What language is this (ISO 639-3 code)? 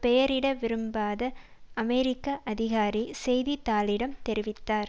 tam